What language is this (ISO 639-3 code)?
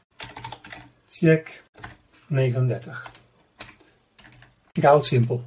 nld